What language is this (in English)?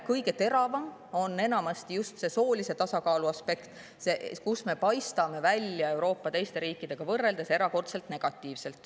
Estonian